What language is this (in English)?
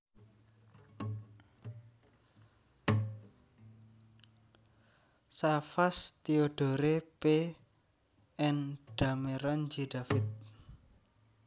Javanese